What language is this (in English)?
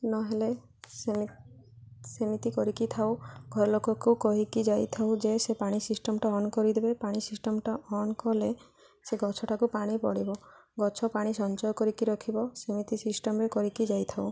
Odia